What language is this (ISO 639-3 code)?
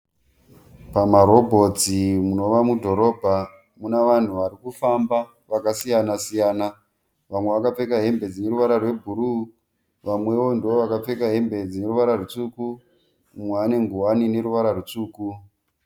sna